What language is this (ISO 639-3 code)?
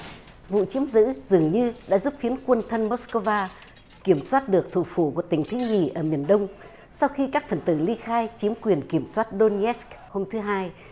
vie